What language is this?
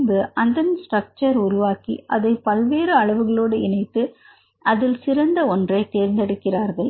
Tamil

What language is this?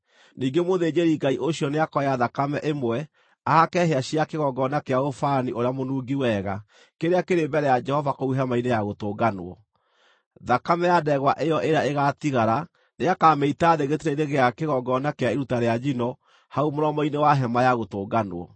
Kikuyu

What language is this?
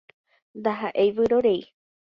Guarani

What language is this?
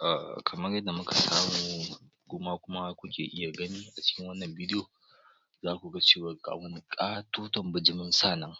Hausa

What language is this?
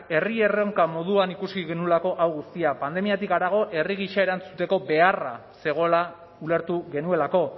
Basque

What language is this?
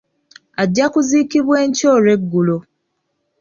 Ganda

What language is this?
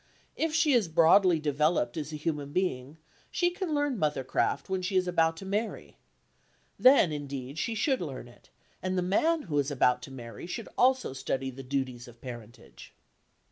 English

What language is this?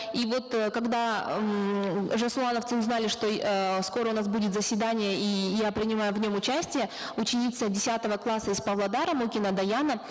Kazakh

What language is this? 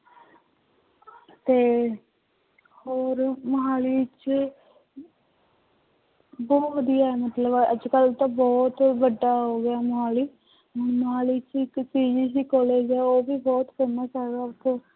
Punjabi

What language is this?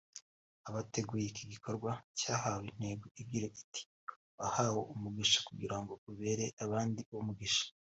Kinyarwanda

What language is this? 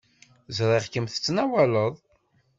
Kabyle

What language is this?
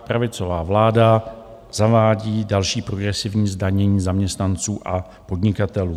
Czech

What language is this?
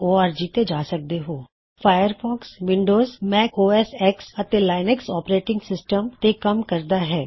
Punjabi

